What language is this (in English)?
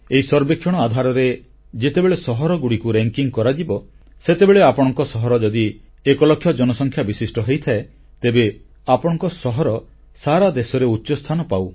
Odia